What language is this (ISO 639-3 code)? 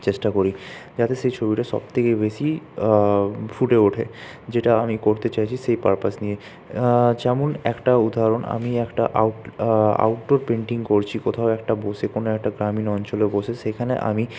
ben